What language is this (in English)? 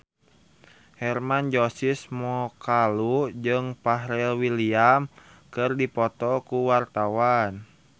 Sundanese